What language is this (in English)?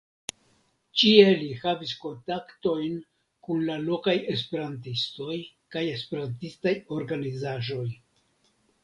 Esperanto